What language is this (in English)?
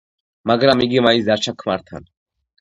Georgian